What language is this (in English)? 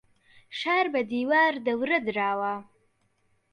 Central Kurdish